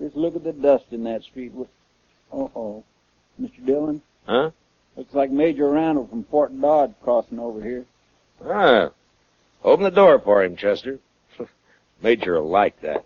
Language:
English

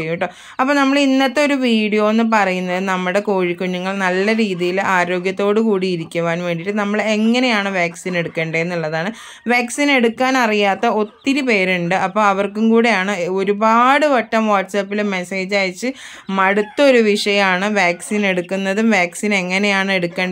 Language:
Romanian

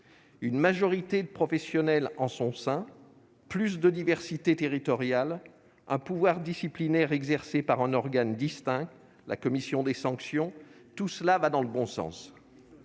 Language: French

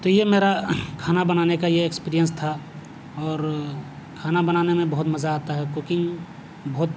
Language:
Urdu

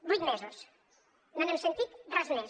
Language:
Catalan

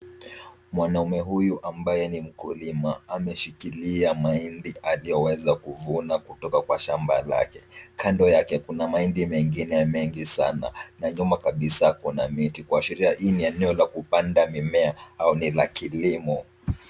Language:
Swahili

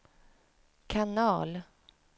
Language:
Swedish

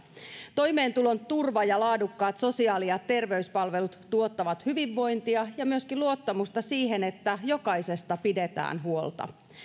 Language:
Finnish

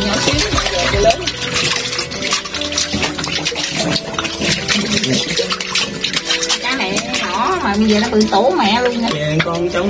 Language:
Vietnamese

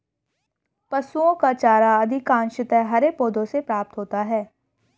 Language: Hindi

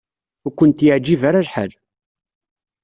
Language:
Kabyle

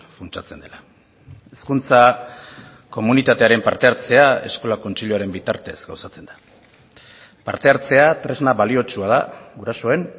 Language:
Basque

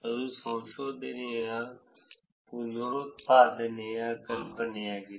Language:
Kannada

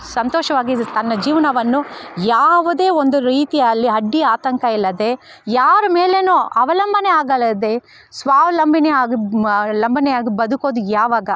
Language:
Kannada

